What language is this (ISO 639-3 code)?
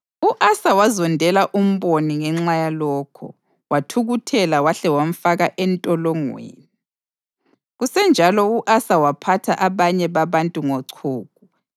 nde